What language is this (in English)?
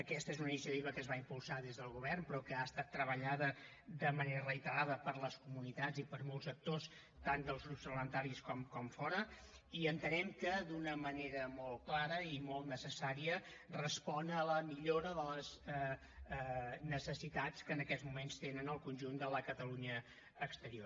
Catalan